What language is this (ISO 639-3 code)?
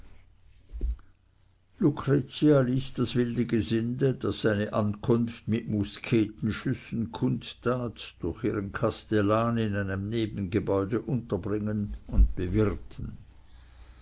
deu